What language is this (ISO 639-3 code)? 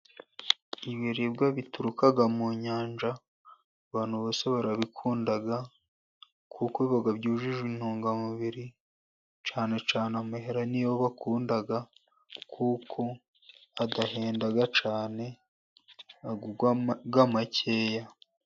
kin